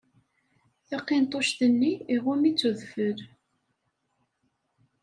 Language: Kabyle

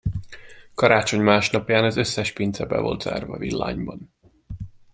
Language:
Hungarian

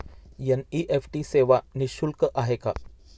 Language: Marathi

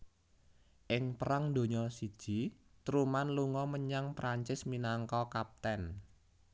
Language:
Javanese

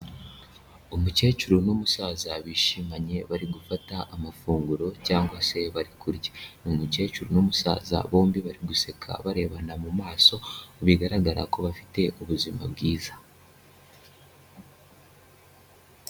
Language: Kinyarwanda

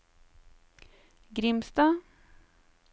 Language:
Norwegian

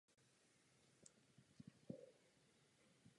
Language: Czech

